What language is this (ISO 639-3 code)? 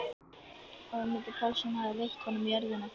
isl